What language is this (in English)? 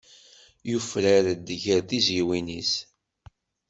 Kabyle